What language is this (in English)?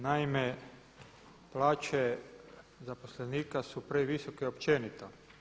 Croatian